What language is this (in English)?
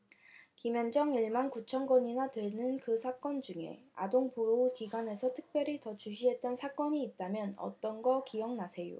Korean